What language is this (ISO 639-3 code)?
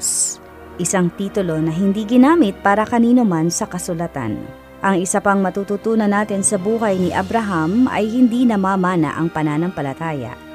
fil